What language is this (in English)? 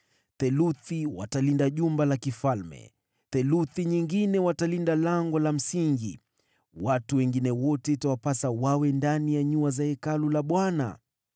Swahili